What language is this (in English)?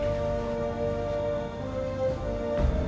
Indonesian